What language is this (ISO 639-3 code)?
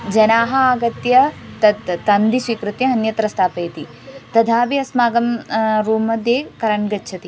san